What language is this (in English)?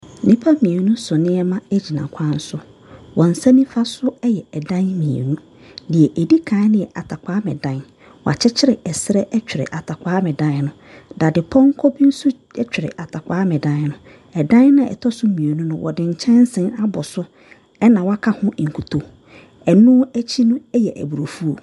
Akan